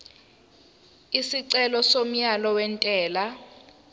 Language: Zulu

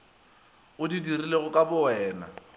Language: Northern Sotho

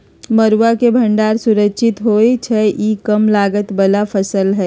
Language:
Magahi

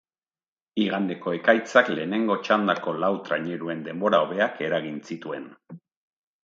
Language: Basque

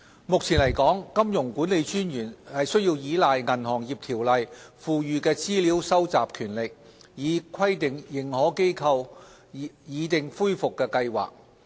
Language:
Cantonese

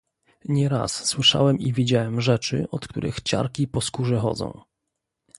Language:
Polish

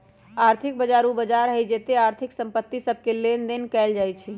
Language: Magahi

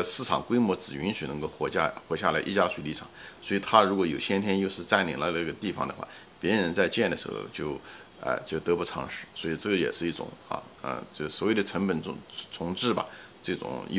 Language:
Chinese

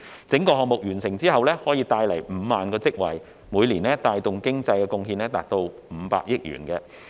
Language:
Cantonese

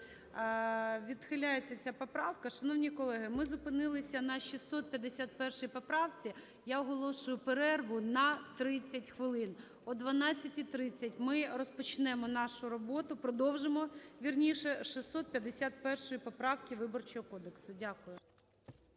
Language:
Ukrainian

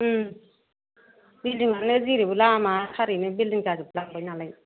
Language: Bodo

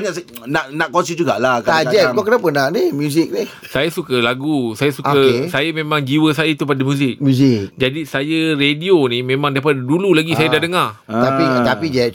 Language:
Malay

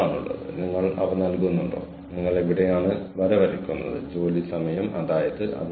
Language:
Malayalam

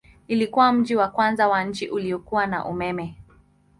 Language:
Swahili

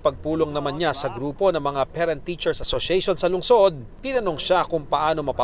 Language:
Filipino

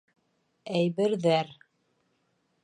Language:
Bashkir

